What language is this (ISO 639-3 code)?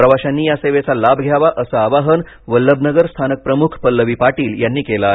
mar